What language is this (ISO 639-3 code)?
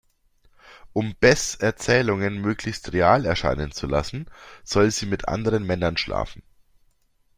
deu